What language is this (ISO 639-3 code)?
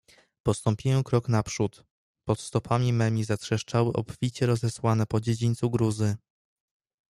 pol